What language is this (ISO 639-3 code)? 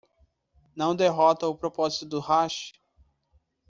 por